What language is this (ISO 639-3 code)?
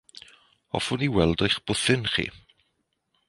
cym